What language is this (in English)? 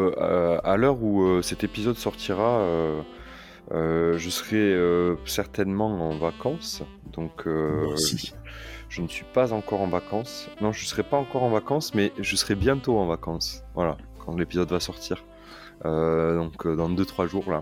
French